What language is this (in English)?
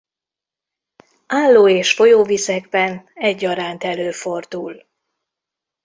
Hungarian